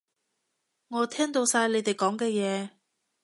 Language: Cantonese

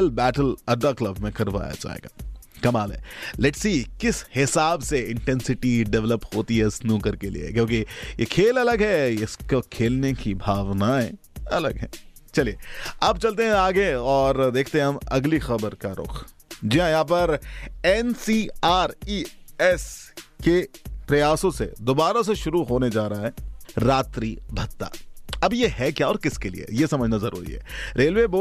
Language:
Hindi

